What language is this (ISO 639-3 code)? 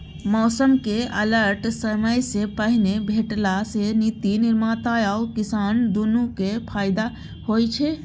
mai